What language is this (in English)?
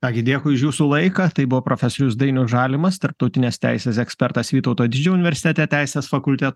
Lithuanian